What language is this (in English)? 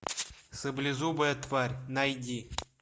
Russian